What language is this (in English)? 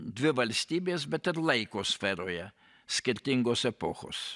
Lithuanian